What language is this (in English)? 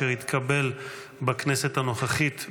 Hebrew